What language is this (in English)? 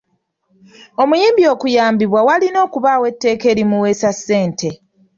Ganda